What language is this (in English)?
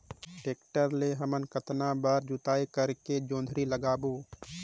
Chhattisgarhi